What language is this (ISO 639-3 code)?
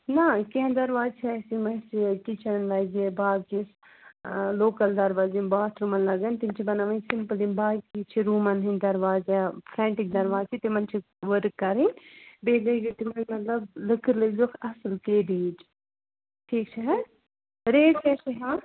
kas